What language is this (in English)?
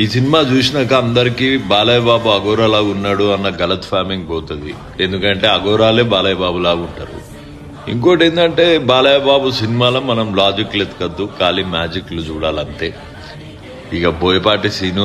Turkish